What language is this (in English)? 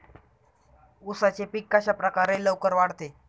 Marathi